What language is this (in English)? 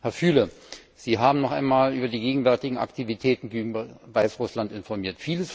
German